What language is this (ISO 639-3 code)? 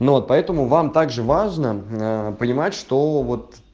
rus